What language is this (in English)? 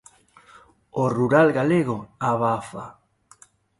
Galician